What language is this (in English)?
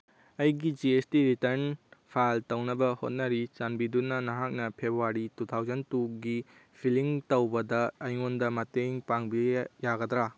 Manipuri